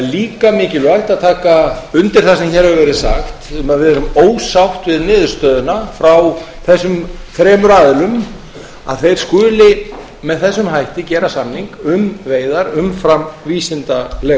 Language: Icelandic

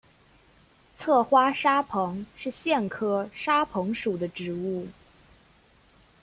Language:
Chinese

